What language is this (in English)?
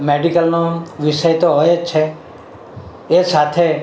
Gujarati